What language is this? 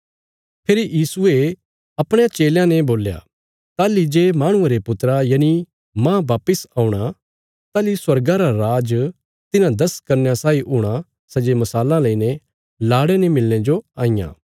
Bilaspuri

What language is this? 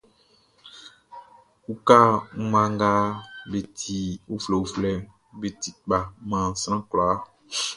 Baoulé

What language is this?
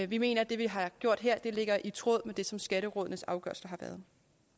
Danish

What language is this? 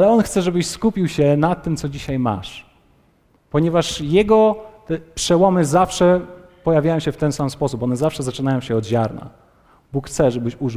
Polish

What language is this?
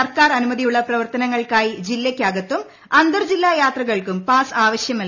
Malayalam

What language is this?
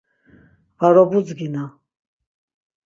Laz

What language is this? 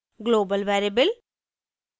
Hindi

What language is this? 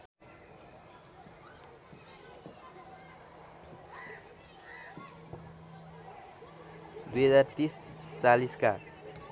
Nepali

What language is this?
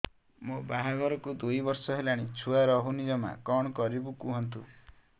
Odia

